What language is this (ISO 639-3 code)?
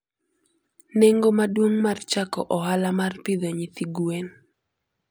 luo